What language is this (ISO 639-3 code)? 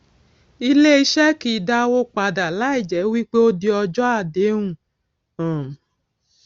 yor